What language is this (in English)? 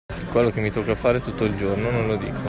Italian